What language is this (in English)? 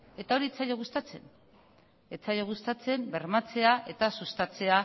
Basque